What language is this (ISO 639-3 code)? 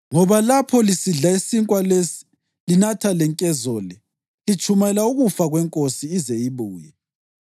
nde